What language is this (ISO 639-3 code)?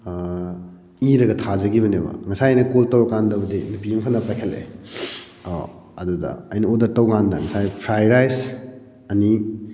mni